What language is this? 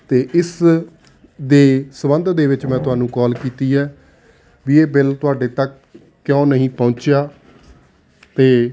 Punjabi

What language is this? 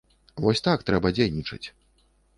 Belarusian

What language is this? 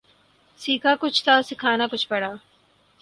Urdu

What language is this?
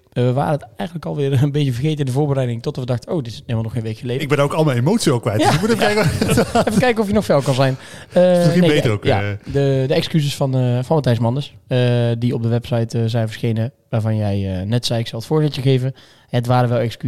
Dutch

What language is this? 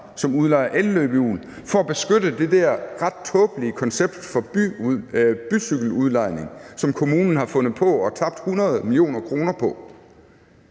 Danish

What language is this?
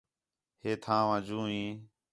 Khetrani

